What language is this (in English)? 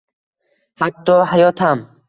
Uzbek